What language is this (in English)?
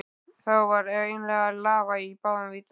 Icelandic